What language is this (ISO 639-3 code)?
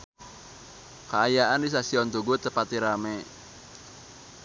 sun